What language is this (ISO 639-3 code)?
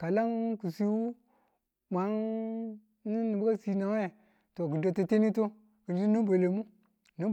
tul